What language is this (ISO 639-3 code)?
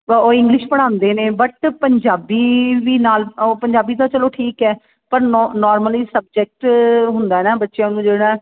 pan